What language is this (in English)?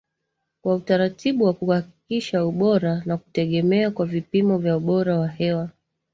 Swahili